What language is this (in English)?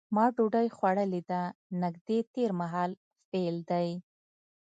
Pashto